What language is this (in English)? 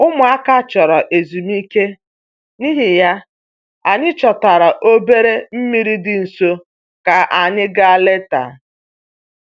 Igbo